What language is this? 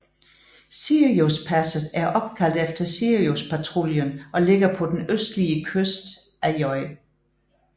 Danish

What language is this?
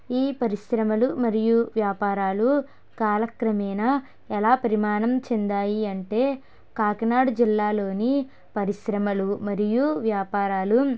Telugu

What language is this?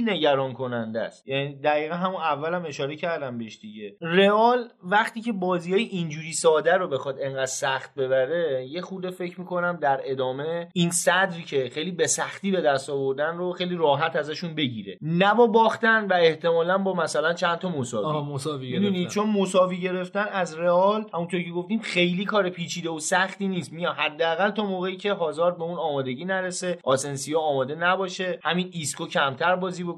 Persian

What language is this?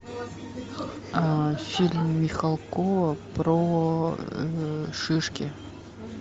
Russian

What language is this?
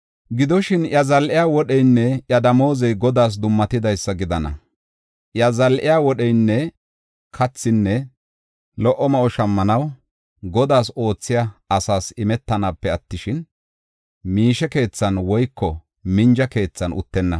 Gofa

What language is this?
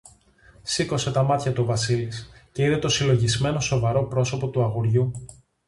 Greek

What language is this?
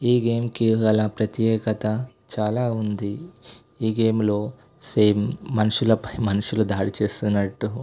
Telugu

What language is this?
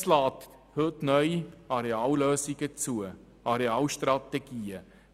Swiss German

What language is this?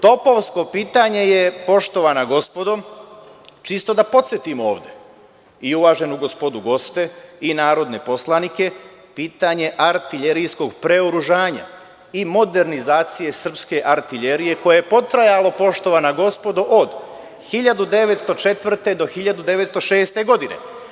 Serbian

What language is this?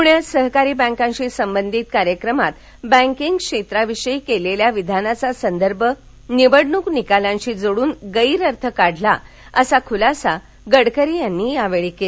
Marathi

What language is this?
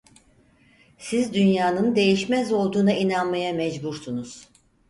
Turkish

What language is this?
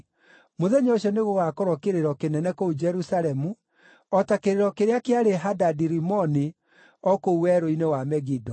Kikuyu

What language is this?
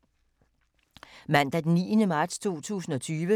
Danish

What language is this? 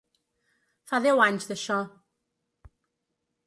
Catalan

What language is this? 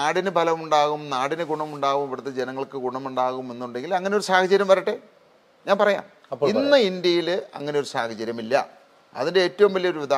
Malayalam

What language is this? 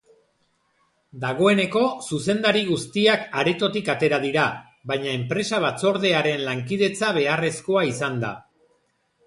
Basque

